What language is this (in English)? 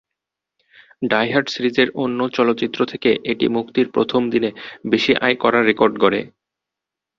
Bangla